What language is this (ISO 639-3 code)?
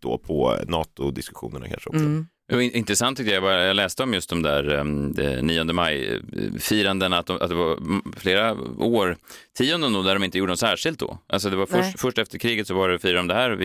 swe